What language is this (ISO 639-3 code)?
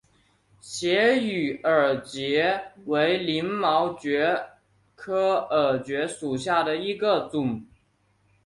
zho